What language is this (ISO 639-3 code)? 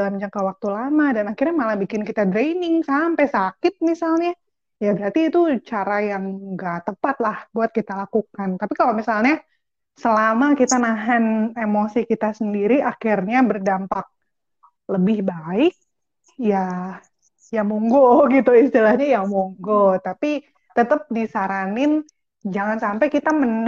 ind